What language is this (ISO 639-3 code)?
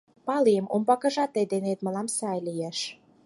chm